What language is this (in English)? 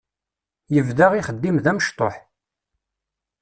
Kabyle